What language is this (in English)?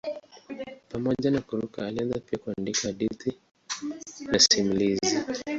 Swahili